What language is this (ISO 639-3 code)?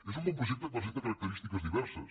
cat